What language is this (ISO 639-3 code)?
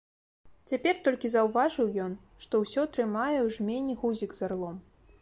bel